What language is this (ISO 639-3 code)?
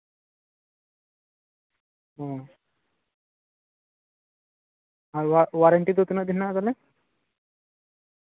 sat